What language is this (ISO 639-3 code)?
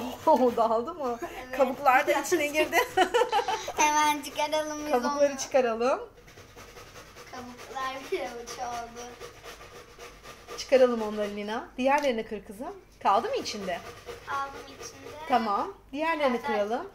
tur